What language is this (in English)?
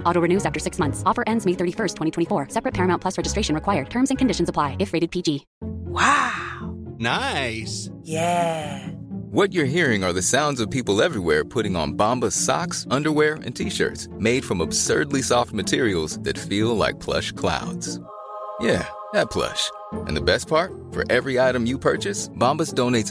Swedish